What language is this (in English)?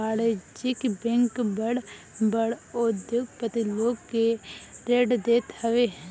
Bhojpuri